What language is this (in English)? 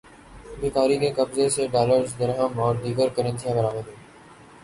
Urdu